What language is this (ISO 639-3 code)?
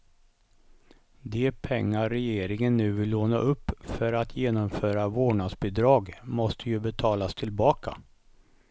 swe